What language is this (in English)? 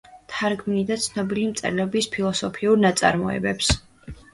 Georgian